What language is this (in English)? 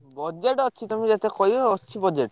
Odia